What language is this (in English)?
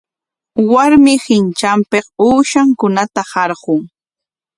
Corongo Ancash Quechua